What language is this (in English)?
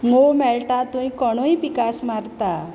Konkani